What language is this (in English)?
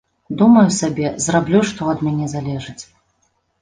Belarusian